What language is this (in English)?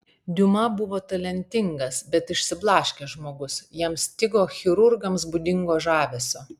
Lithuanian